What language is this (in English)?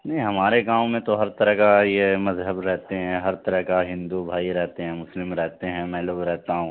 Urdu